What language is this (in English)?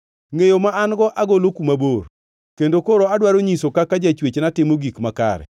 Luo (Kenya and Tanzania)